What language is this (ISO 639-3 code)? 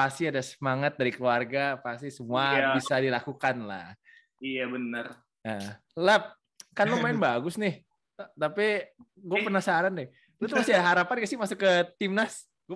ind